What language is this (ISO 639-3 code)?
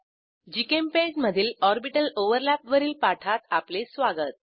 mar